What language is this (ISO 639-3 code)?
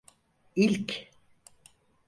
tur